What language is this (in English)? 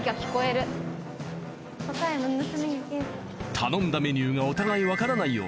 Japanese